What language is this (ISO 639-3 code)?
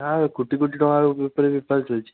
ori